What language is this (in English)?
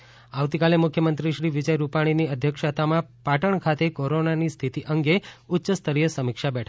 Gujarati